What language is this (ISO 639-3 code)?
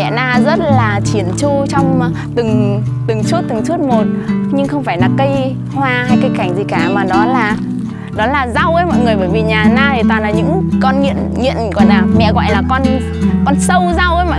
vie